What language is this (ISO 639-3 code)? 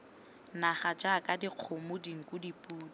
tsn